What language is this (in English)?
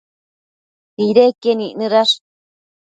Matsés